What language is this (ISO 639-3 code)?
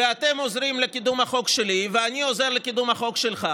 heb